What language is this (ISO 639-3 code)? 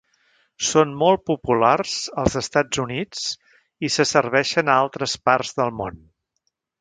cat